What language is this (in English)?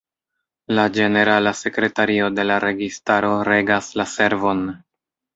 Esperanto